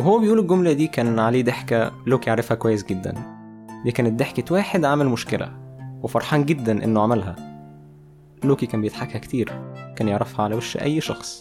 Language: Arabic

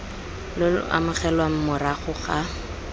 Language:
Tswana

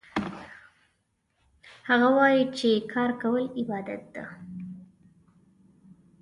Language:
Pashto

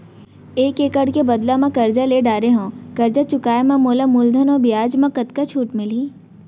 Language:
Chhattisgarhi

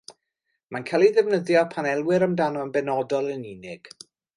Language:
Welsh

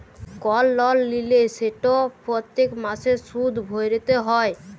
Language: Bangla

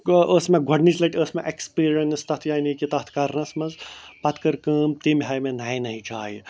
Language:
Kashmiri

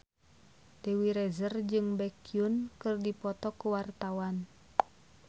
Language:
Sundanese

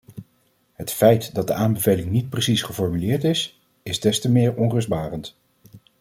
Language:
Dutch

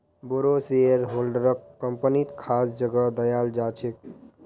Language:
Magahi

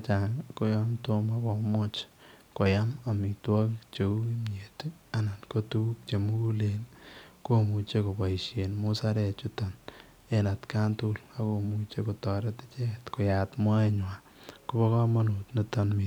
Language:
Kalenjin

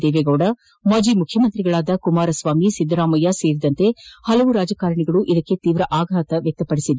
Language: Kannada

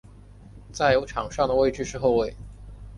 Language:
Chinese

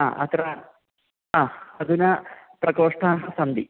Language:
Sanskrit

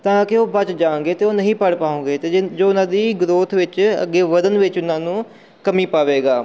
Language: Punjabi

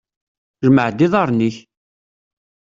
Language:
Kabyle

